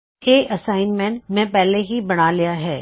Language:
Punjabi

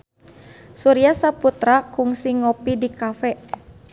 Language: Sundanese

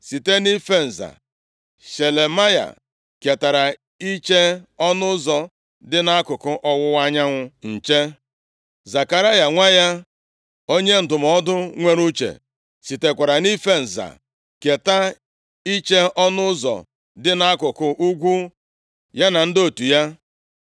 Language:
Igbo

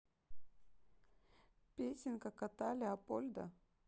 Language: Russian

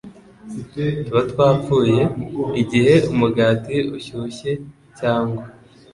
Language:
Kinyarwanda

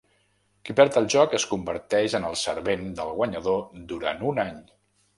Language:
Catalan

